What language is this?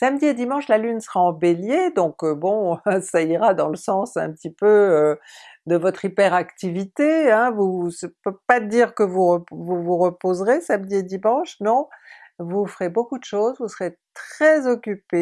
French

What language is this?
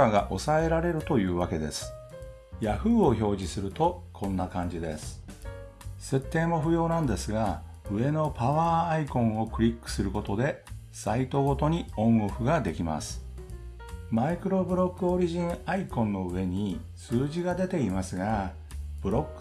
Japanese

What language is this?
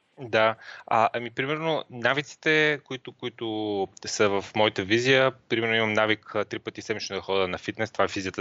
Bulgarian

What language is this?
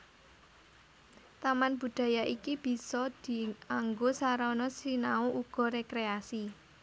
Javanese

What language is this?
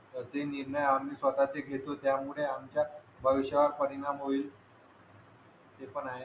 Marathi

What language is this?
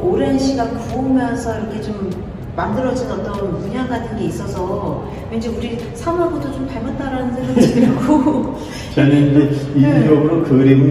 Korean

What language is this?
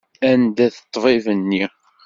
Kabyle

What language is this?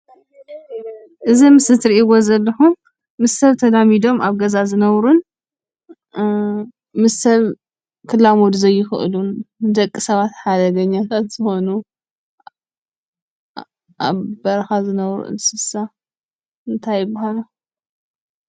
Tigrinya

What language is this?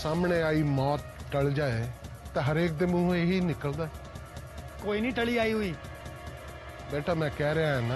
Punjabi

